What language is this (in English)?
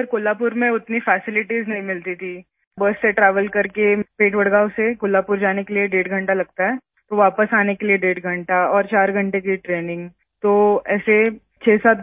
Hindi